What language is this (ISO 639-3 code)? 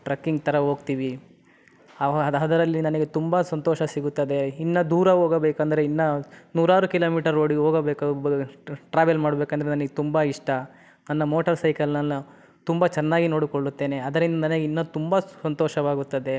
kan